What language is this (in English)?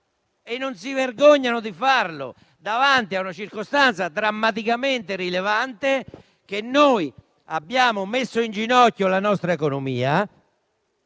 Italian